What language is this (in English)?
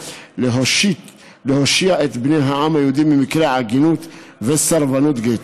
Hebrew